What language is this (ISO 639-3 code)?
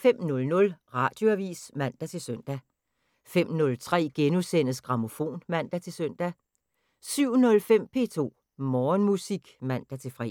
dan